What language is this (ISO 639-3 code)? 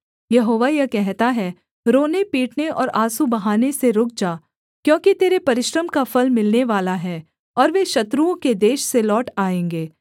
hin